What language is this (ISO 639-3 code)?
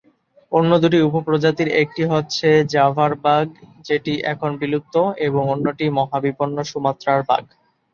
ben